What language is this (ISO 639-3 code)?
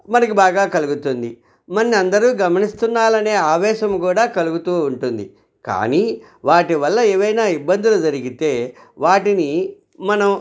tel